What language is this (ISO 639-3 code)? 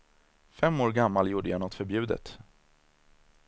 swe